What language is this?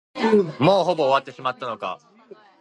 Japanese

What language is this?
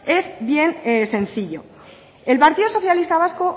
Spanish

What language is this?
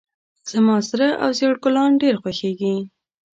Pashto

